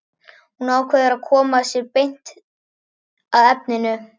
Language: Icelandic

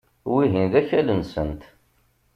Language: Kabyle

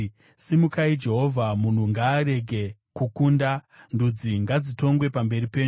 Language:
Shona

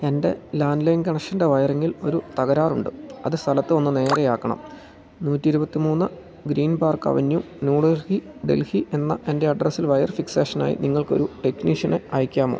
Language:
Malayalam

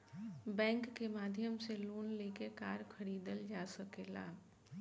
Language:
Bhojpuri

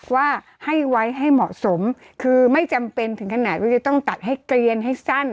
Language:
Thai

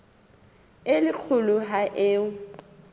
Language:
Southern Sotho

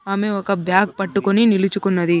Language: Telugu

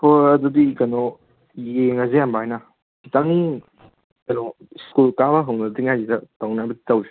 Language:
Manipuri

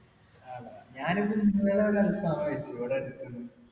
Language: Malayalam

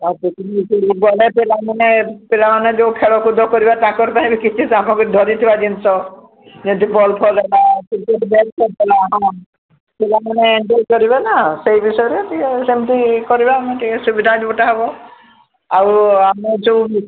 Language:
Odia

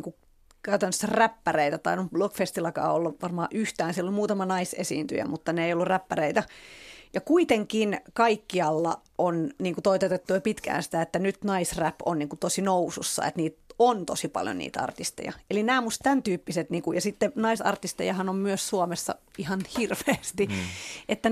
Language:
Finnish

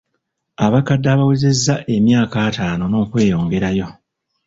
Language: Ganda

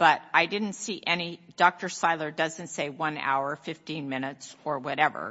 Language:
English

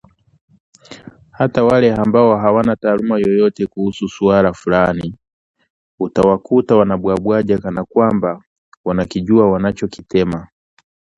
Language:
Swahili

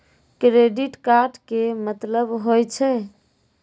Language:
Maithili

